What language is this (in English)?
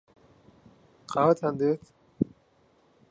Central Kurdish